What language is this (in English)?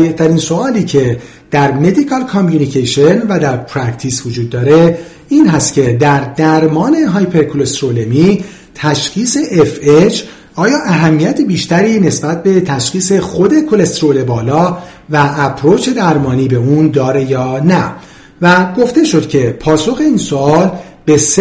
Persian